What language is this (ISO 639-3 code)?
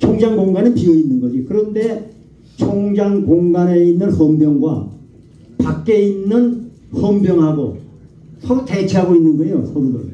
kor